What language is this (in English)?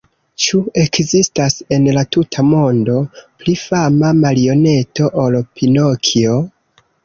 Esperanto